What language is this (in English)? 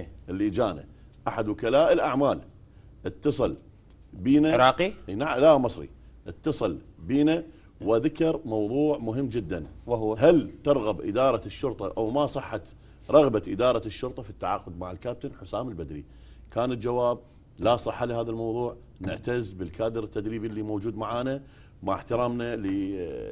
Arabic